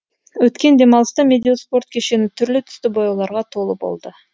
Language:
Kazakh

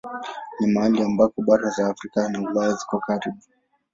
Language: Swahili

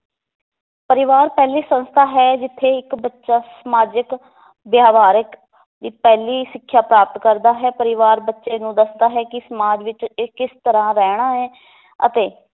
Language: Punjabi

